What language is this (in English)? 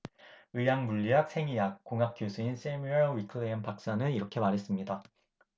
Korean